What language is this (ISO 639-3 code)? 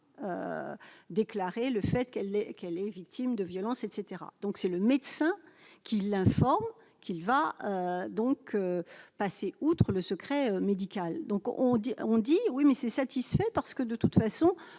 fra